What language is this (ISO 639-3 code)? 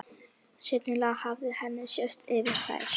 isl